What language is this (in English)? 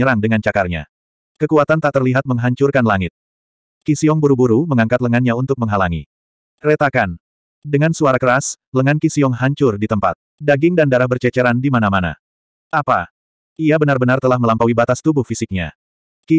Indonesian